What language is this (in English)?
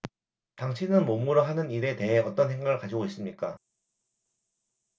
Korean